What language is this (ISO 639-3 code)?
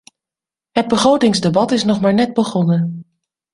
nld